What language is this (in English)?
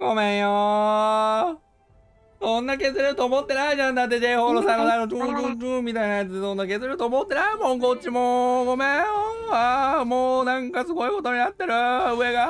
Japanese